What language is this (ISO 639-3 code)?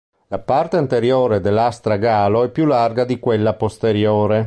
ita